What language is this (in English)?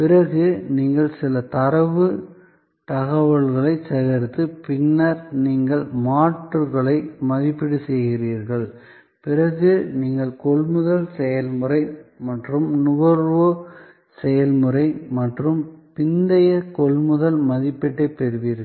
Tamil